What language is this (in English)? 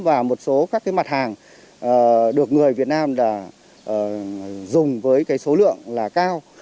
Vietnamese